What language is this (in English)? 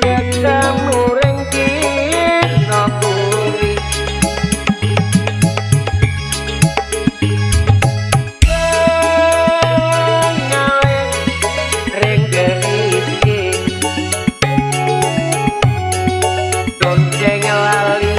Indonesian